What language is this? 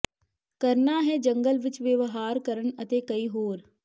Punjabi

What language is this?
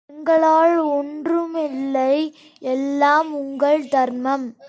Tamil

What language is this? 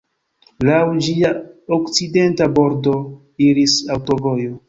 Esperanto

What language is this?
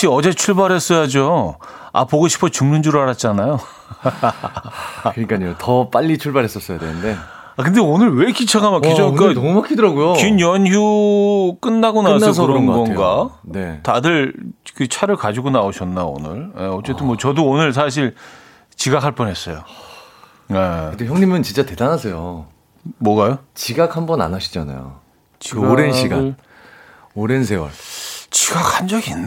Korean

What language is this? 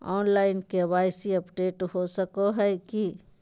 Magahi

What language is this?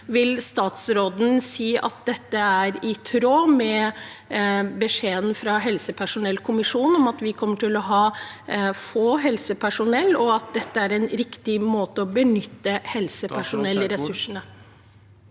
Norwegian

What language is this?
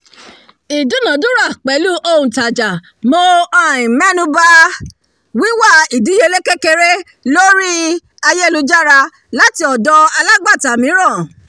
Yoruba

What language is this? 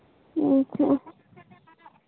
Santali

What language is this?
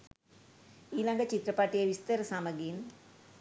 Sinhala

